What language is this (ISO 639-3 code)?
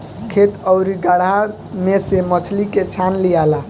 bho